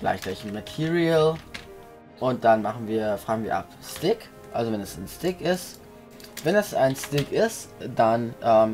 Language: German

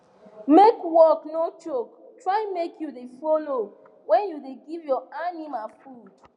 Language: Nigerian Pidgin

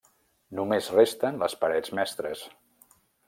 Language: Catalan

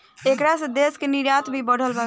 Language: Bhojpuri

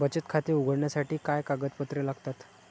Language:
Marathi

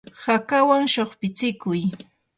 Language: Yanahuanca Pasco Quechua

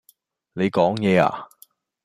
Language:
Cantonese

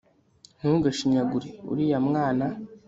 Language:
Kinyarwanda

